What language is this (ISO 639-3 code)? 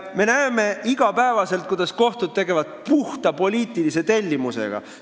est